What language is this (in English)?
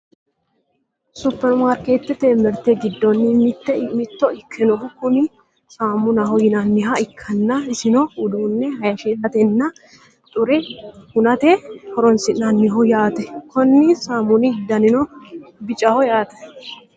Sidamo